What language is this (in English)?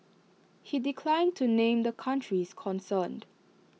English